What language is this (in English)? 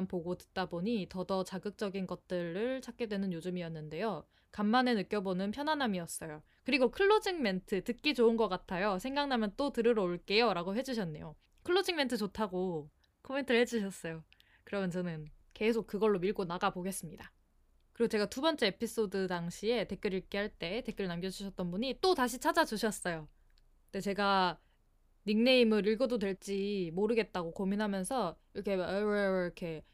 Korean